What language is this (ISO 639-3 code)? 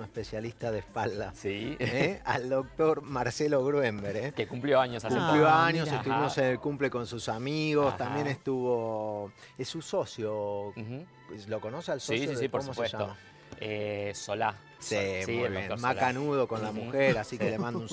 spa